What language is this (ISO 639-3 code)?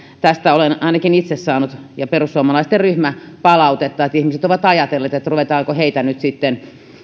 fin